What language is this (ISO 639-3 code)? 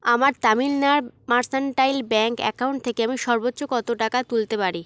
ben